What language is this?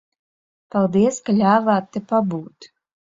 Latvian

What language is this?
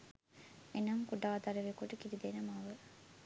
Sinhala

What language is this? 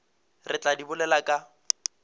Northern Sotho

